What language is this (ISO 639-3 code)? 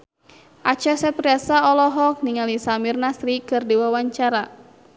sun